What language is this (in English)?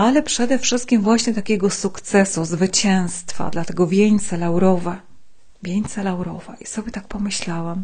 Polish